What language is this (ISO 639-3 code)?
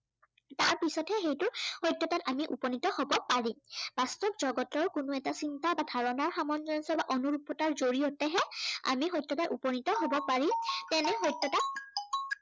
asm